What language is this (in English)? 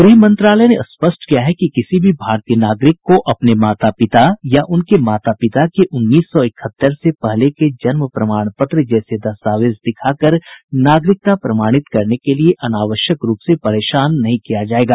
Hindi